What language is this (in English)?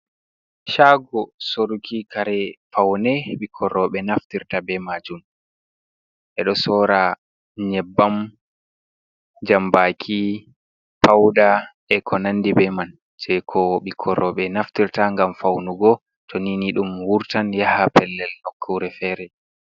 Fula